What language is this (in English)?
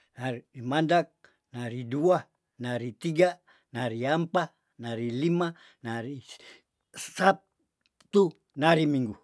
Tondano